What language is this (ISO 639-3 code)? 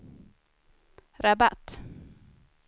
swe